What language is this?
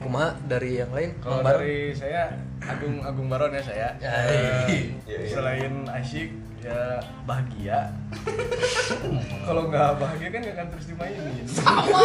Indonesian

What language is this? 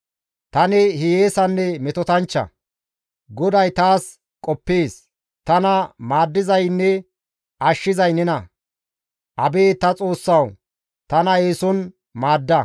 Gamo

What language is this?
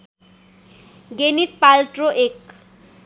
Nepali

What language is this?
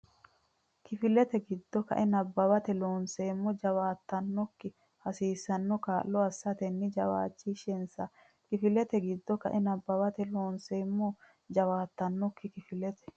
Sidamo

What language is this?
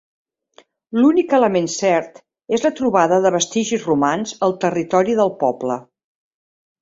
Catalan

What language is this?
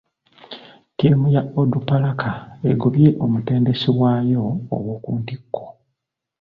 Ganda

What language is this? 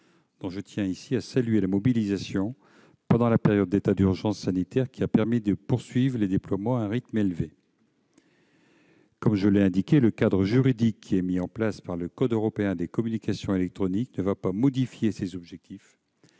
French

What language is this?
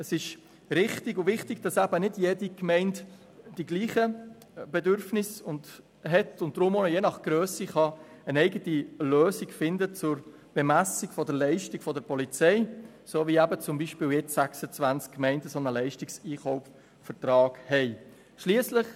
Swiss German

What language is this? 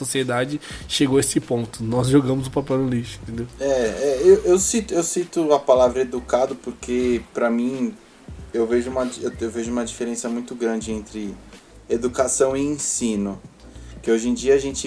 Portuguese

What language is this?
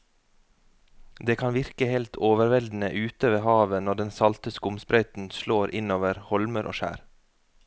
Norwegian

